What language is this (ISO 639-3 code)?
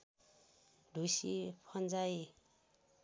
nep